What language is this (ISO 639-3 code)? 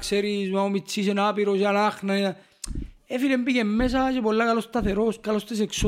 ell